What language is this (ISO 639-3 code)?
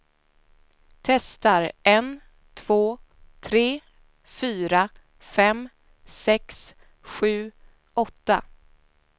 swe